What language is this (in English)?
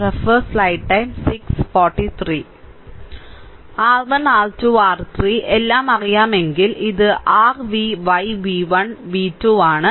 Malayalam